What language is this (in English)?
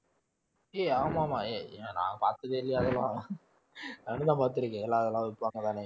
Tamil